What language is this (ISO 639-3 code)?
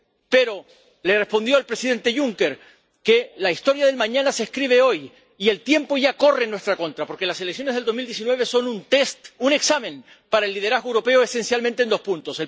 spa